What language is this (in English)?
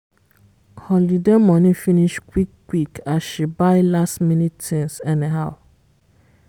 Nigerian Pidgin